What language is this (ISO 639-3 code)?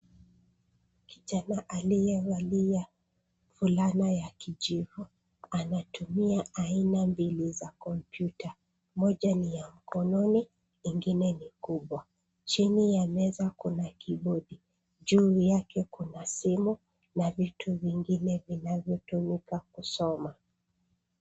swa